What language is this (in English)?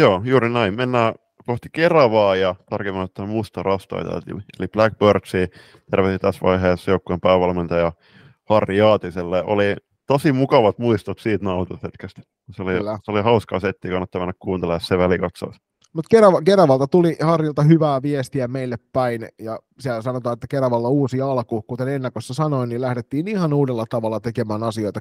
Finnish